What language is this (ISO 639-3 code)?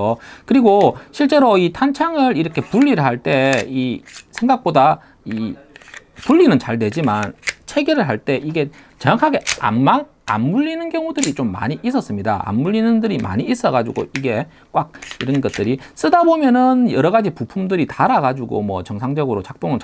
kor